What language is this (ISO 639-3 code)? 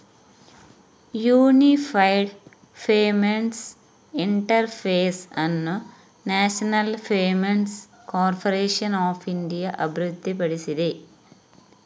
kan